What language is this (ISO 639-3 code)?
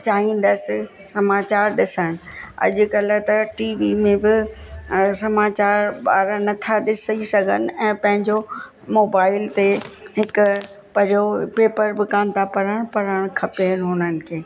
snd